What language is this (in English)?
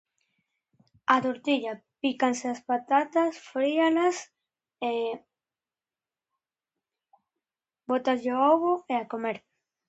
Galician